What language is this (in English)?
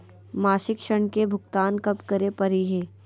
Magahi